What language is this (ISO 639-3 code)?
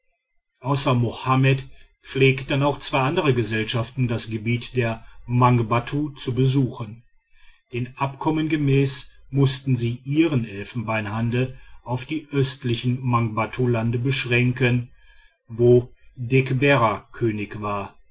deu